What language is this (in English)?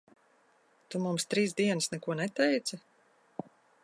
Latvian